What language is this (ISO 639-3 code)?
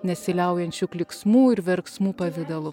lit